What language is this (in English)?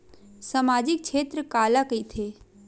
Chhattisgarhi